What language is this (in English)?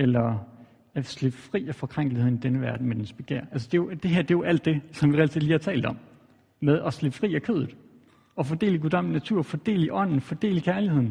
Danish